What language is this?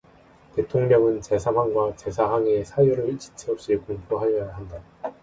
Korean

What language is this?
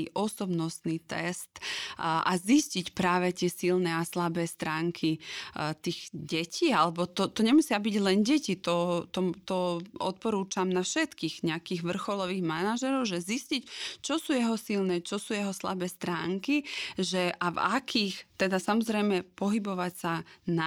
Slovak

